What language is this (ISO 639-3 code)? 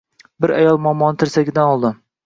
uzb